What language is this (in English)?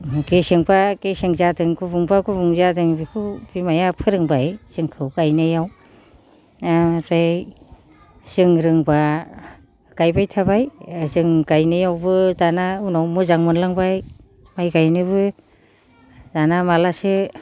Bodo